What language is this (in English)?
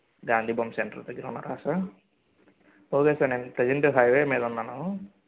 Telugu